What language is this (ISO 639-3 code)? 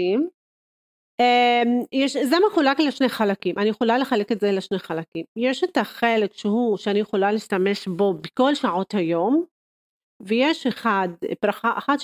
heb